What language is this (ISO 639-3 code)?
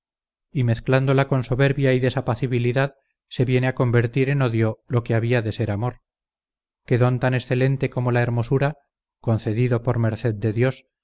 spa